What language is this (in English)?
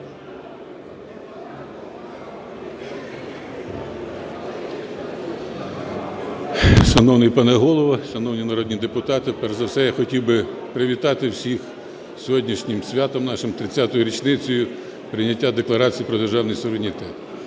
Ukrainian